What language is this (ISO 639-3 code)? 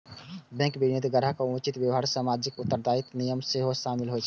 mai